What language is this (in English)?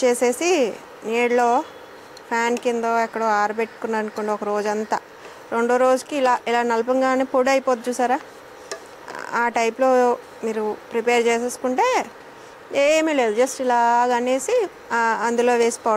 Telugu